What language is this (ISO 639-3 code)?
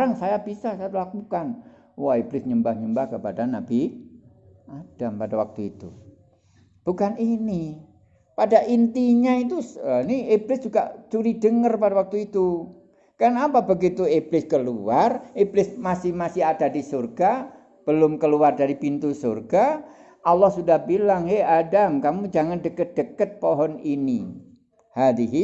ind